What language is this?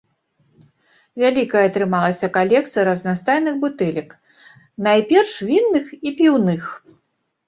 Belarusian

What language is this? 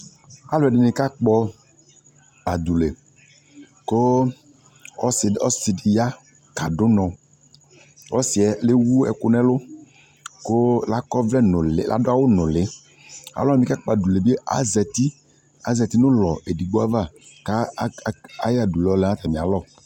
Ikposo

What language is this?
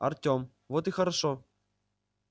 Russian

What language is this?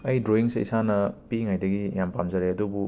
Manipuri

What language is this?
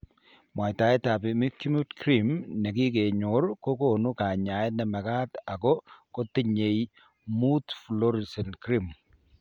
Kalenjin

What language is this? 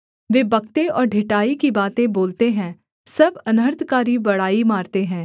Hindi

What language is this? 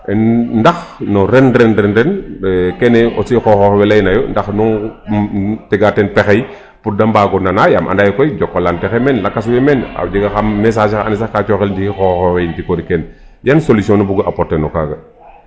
Serer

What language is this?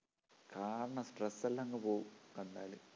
Malayalam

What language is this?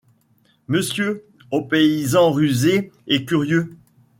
French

